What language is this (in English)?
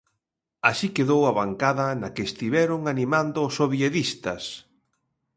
Galician